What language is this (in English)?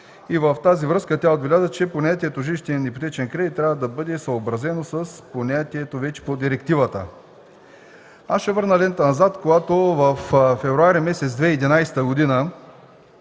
Bulgarian